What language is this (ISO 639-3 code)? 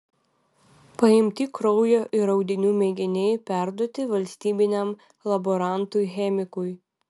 lit